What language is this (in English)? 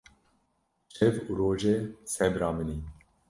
Kurdish